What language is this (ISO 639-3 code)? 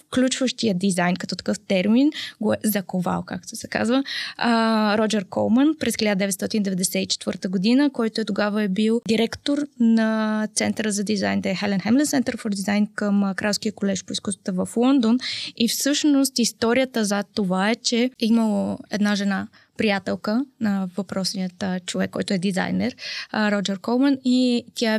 bul